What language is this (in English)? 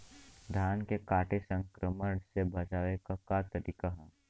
Bhojpuri